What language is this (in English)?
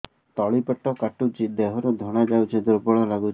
Odia